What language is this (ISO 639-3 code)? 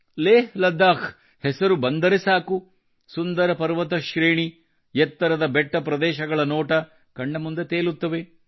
kan